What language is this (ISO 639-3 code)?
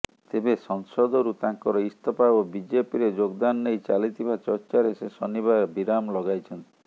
ori